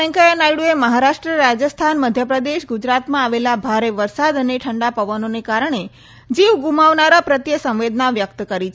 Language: Gujarati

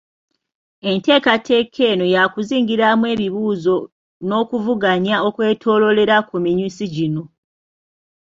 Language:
Ganda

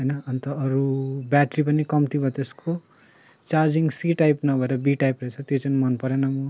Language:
Nepali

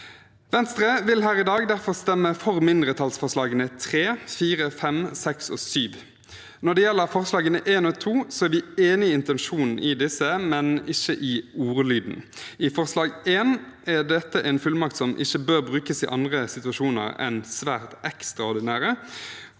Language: Norwegian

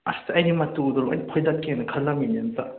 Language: Manipuri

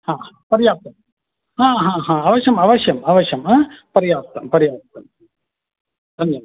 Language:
Sanskrit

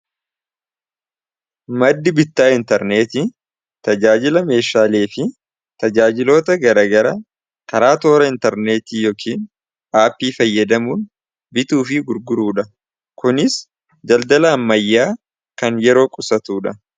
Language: Oromo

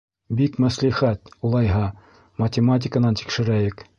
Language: Bashkir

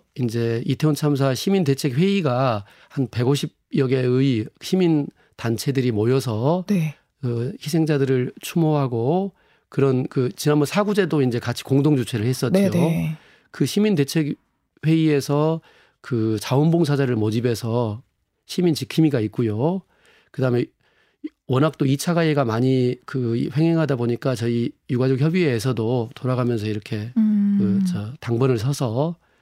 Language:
Korean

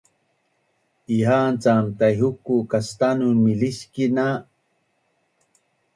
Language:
Bunun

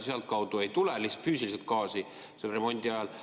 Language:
Estonian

